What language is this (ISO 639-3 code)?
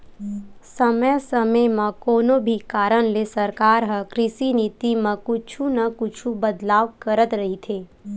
hne